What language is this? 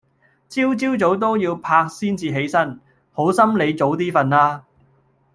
Cantonese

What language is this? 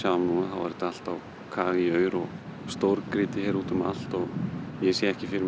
Icelandic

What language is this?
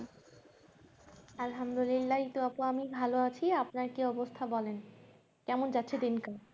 Bangla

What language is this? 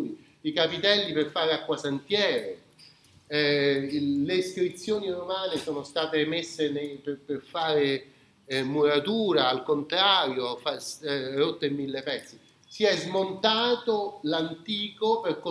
Italian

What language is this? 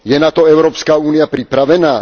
Slovak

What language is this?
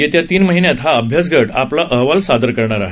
Marathi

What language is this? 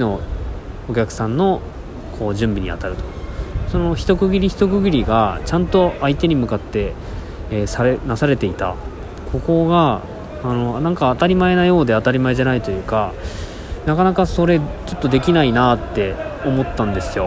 Japanese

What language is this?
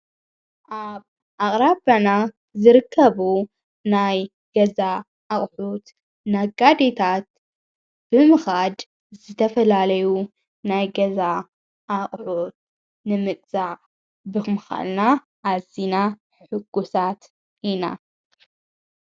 Tigrinya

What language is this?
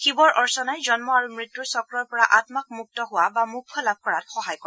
Assamese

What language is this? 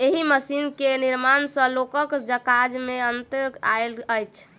Maithili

